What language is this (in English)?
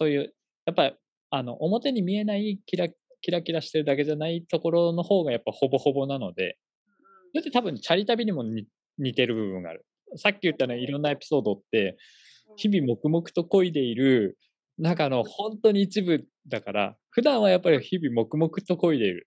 Japanese